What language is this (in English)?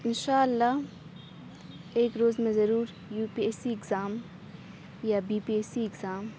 Urdu